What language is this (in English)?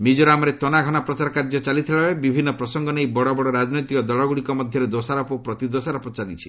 Odia